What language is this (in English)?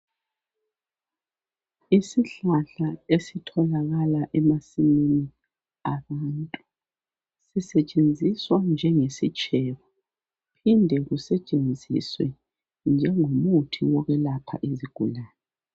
North Ndebele